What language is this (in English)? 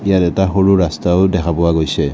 Assamese